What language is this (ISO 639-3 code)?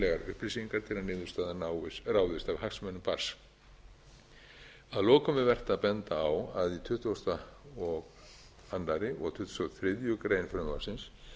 isl